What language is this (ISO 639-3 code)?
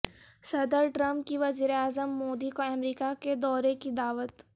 urd